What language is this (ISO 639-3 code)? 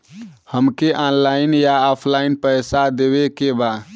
bho